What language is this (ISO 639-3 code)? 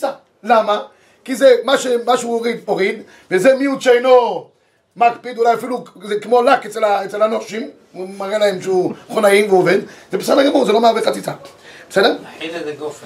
heb